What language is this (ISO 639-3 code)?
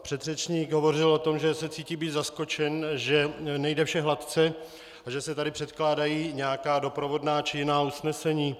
ces